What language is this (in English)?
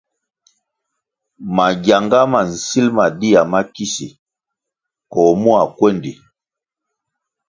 Kwasio